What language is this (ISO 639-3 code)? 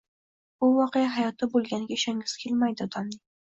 uzb